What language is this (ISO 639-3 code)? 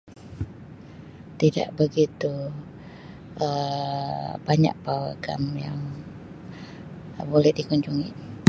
msi